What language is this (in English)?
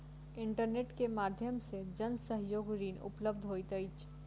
Maithili